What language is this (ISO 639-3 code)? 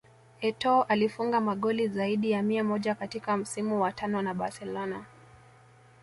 swa